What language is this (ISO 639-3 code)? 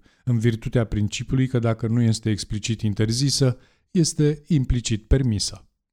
ron